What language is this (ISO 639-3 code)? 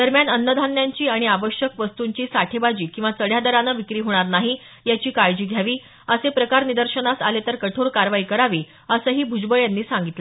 mar